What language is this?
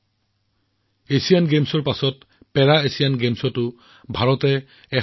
Assamese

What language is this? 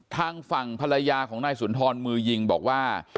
Thai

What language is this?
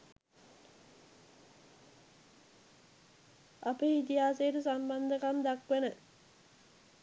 Sinhala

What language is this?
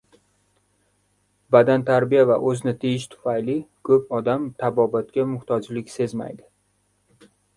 Uzbek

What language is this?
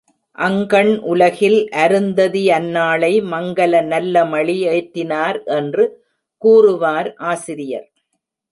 Tamil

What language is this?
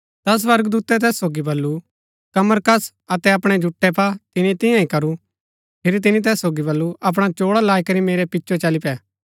Gaddi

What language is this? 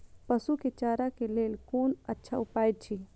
Maithili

